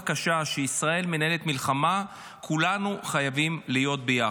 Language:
Hebrew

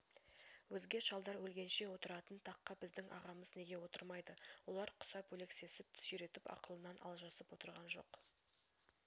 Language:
Kazakh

